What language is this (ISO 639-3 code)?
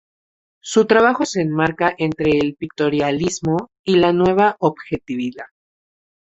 spa